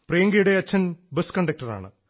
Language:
Malayalam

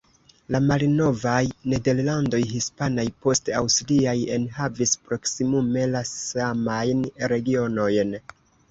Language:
Esperanto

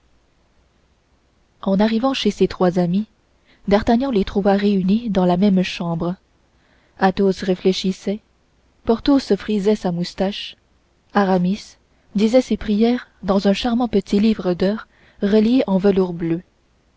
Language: French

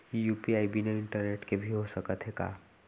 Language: Chhattisgarhi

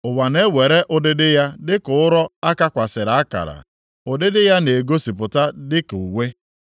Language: Igbo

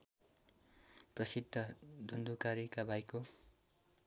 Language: Nepali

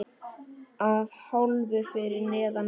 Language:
Icelandic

